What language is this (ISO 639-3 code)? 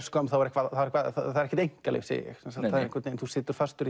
isl